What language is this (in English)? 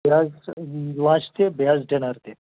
Kashmiri